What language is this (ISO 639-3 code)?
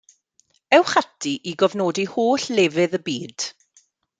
cym